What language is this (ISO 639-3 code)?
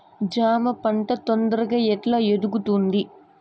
tel